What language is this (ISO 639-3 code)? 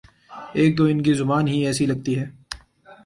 urd